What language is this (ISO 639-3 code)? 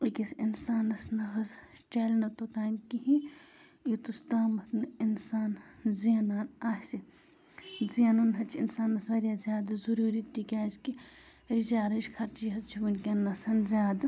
kas